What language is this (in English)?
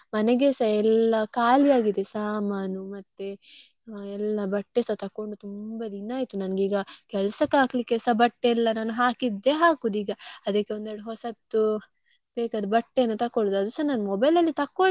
Kannada